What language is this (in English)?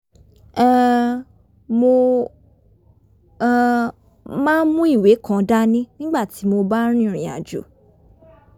Yoruba